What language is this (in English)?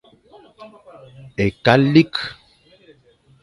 Fang